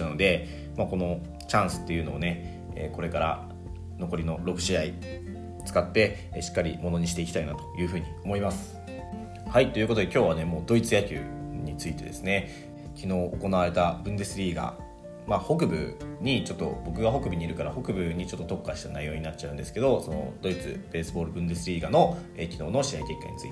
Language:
Japanese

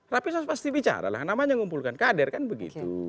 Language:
Indonesian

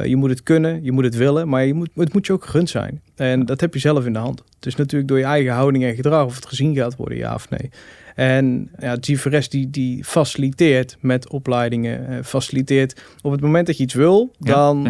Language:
Dutch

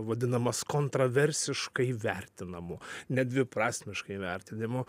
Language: Lithuanian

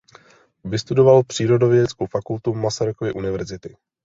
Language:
Czech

